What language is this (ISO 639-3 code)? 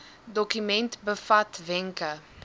afr